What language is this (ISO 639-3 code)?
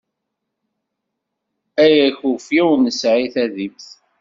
kab